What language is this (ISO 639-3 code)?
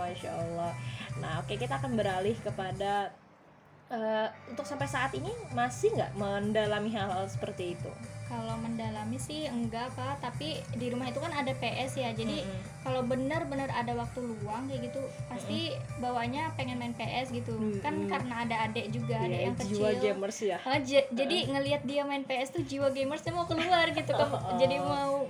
ind